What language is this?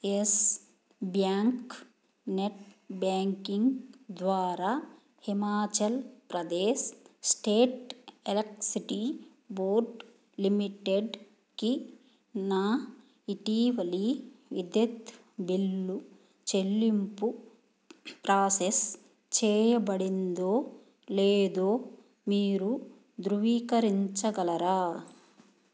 Telugu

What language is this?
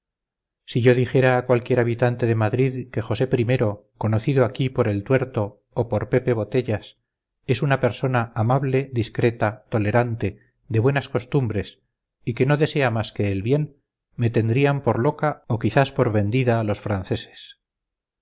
Spanish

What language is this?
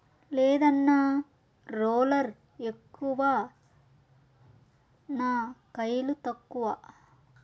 Telugu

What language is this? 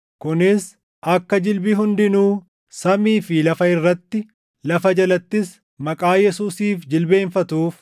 Oromo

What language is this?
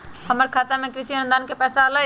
Magahi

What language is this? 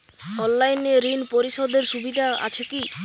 Bangla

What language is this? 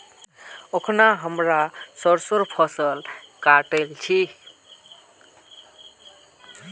Magahi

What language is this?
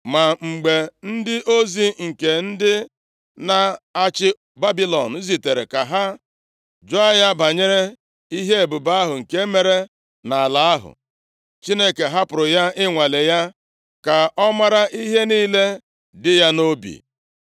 Igbo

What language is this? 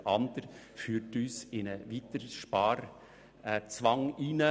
Swiss German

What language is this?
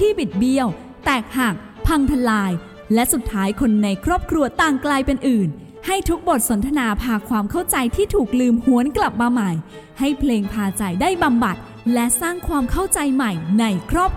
Thai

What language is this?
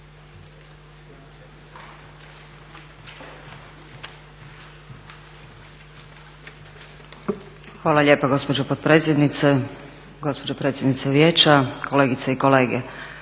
Croatian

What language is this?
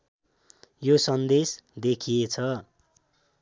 Nepali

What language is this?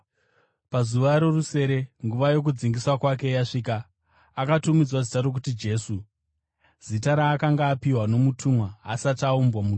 Shona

